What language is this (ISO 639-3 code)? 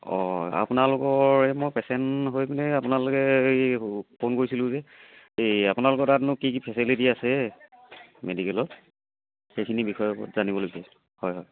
asm